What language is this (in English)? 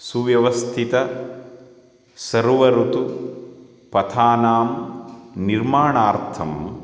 Sanskrit